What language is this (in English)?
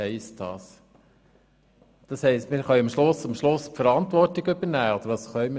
Swiss German